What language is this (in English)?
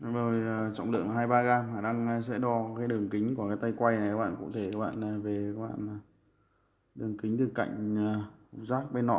Vietnamese